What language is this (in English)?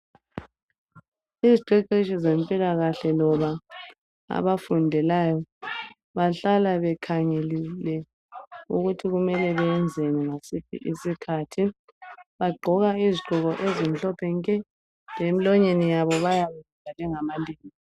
North Ndebele